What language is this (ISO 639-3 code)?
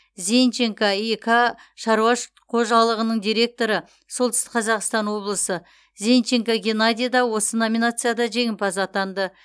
kaz